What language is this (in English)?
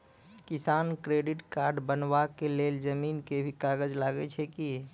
Maithili